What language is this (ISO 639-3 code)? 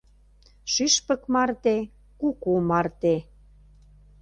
chm